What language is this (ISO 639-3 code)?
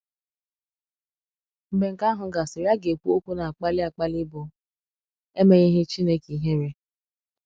ibo